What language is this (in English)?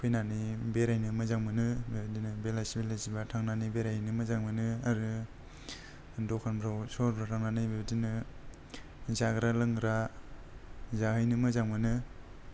Bodo